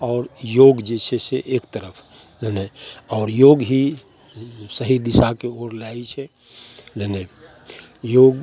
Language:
Maithili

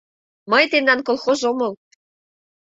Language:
Mari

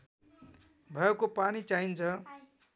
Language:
Nepali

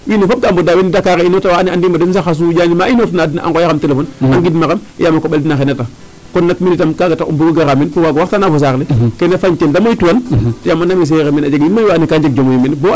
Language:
Serer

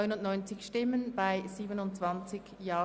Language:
Swiss German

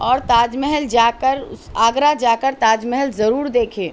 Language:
Urdu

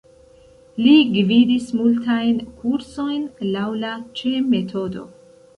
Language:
Esperanto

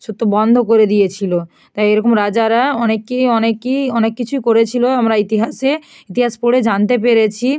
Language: Bangla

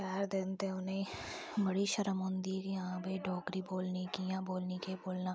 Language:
Dogri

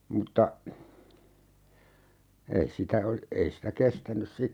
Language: Finnish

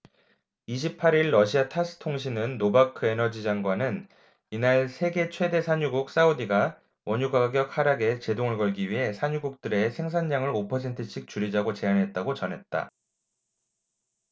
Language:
Korean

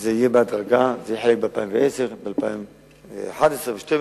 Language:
Hebrew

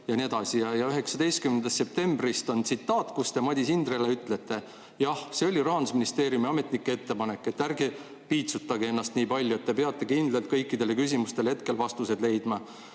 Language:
Estonian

